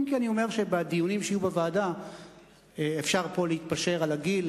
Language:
Hebrew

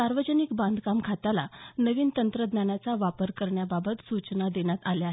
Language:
Marathi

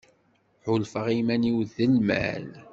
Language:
Kabyle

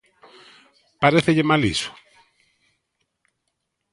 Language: Galician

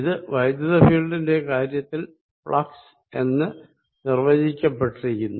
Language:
Malayalam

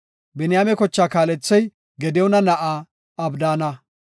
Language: Gofa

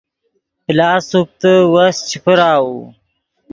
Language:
Yidgha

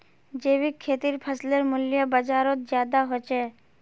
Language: Magahi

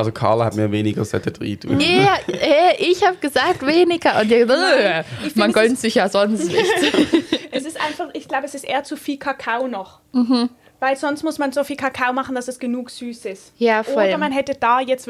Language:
German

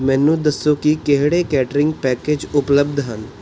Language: Punjabi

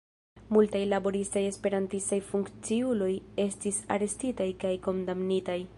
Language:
Esperanto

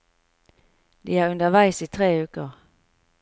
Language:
Norwegian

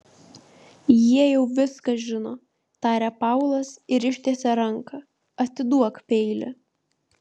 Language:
Lithuanian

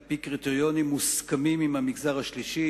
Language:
Hebrew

